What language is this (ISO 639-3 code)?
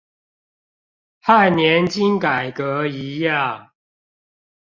zho